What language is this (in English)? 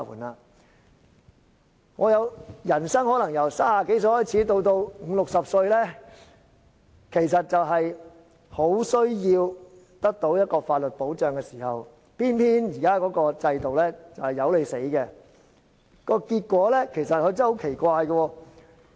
Cantonese